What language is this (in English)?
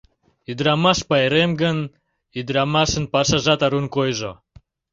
Mari